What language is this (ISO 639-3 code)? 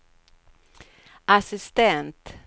swe